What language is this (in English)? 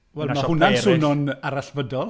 Welsh